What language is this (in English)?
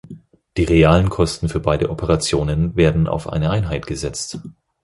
German